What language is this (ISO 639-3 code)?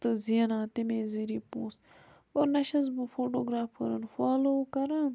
kas